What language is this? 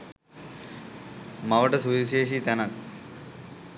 Sinhala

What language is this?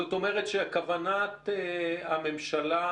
Hebrew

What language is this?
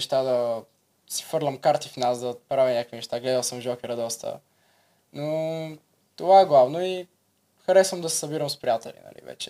Bulgarian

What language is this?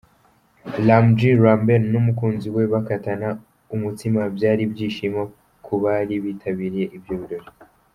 Kinyarwanda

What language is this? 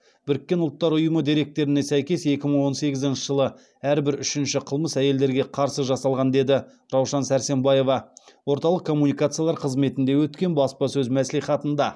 Kazakh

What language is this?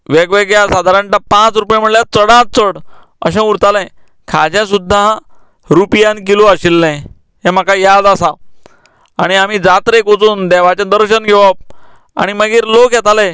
Konkani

